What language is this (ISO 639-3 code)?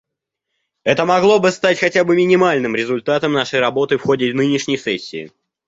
rus